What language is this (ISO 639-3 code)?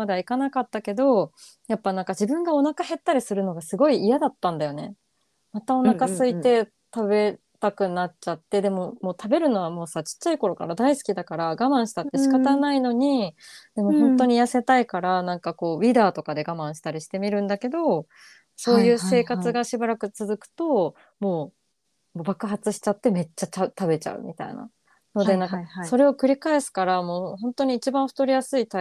jpn